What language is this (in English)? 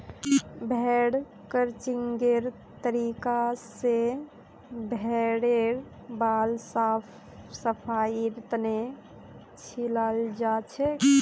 Magahi